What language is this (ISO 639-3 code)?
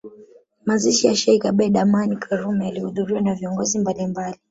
swa